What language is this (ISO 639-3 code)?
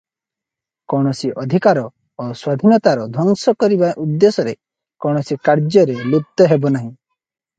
ori